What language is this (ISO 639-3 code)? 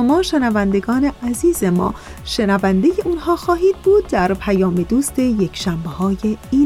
fas